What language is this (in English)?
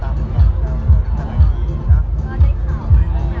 Thai